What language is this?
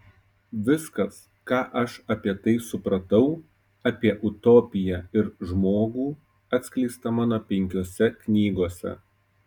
Lithuanian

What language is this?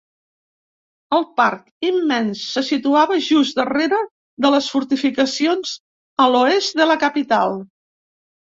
Catalan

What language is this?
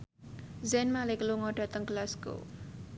Javanese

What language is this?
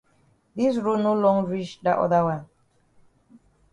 Cameroon Pidgin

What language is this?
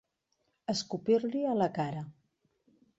Catalan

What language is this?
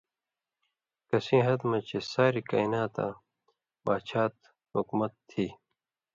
Indus Kohistani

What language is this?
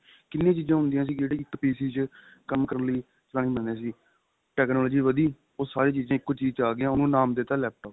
Punjabi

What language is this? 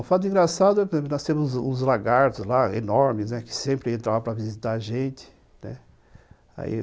Portuguese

